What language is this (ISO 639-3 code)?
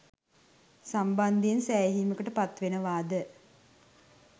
sin